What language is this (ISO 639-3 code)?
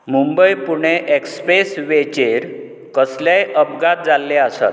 kok